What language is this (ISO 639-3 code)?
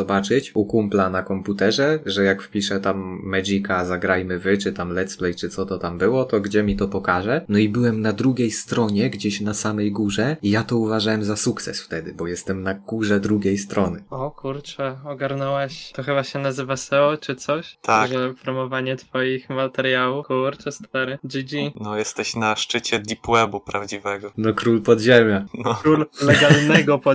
pol